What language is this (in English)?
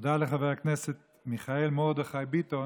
Hebrew